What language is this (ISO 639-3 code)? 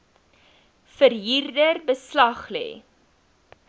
afr